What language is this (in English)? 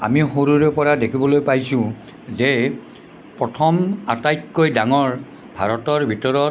Assamese